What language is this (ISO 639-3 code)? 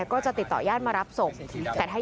tha